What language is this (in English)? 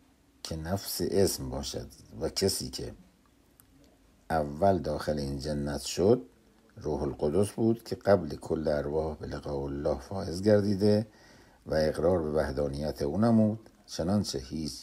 Persian